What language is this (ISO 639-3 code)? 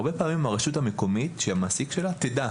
heb